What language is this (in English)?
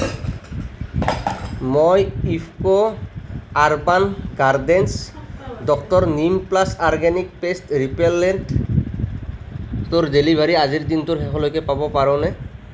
Assamese